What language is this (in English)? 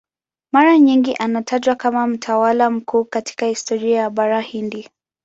Swahili